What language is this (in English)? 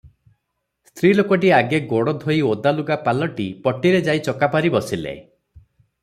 Odia